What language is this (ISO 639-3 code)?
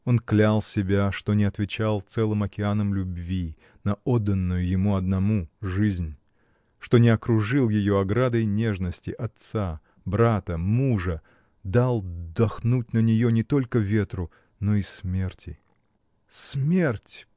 rus